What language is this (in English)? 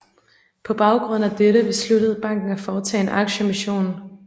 Danish